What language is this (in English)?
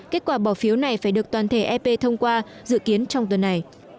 Vietnamese